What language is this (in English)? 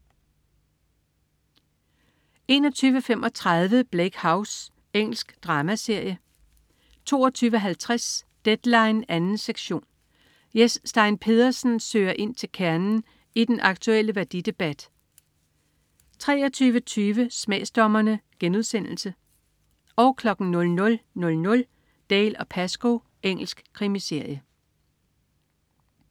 Danish